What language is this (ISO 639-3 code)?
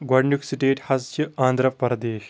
kas